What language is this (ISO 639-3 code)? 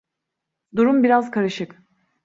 tur